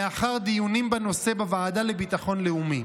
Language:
Hebrew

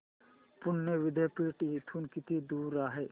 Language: Marathi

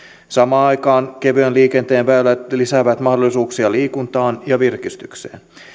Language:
Finnish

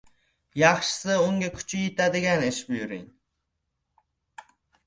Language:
Uzbek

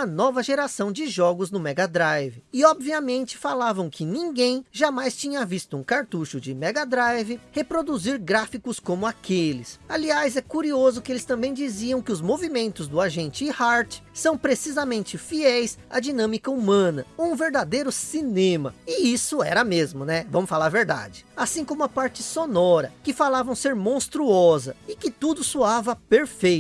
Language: Portuguese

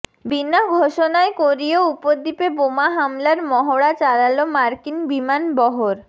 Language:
Bangla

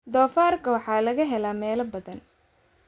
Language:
Somali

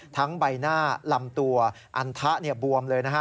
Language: Thai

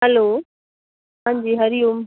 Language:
Sindhi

